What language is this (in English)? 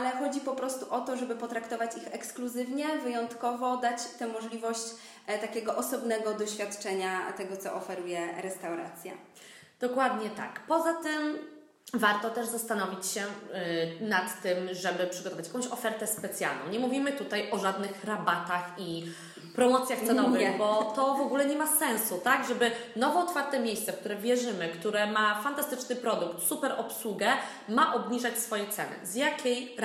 Polish